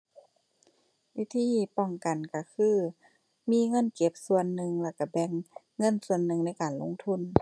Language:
Thai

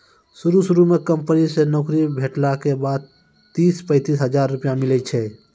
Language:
Maithili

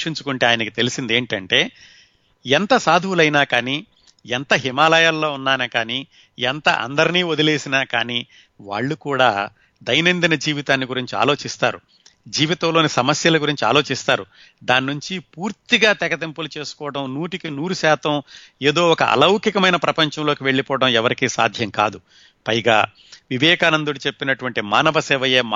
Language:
Telugu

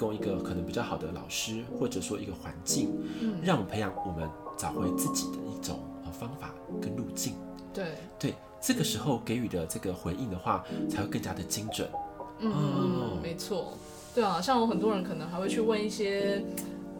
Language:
Chinese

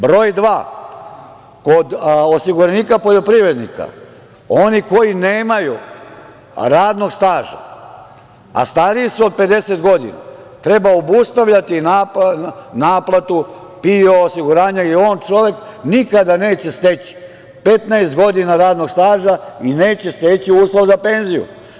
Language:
Serbian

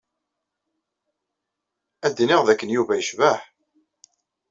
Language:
Kabyle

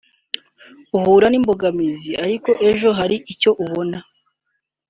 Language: Kinyarwanda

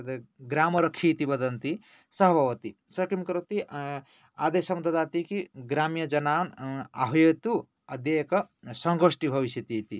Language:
Sanskrit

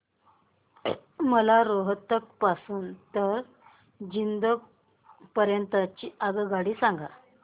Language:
Marathi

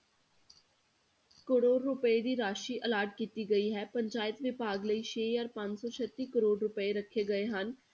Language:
Punjabi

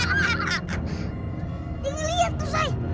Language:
Indonesian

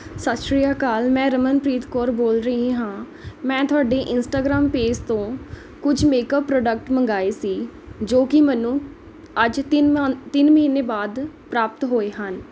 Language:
Punjabi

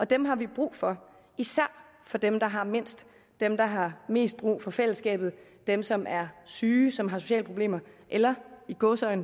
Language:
Danish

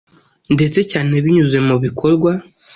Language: Kinyarwanda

